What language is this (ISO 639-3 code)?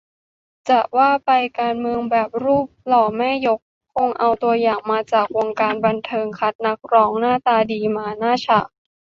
tha